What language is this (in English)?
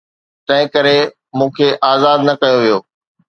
Sindhi